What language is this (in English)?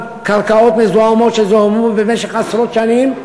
Hebrew